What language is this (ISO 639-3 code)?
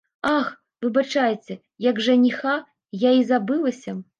bel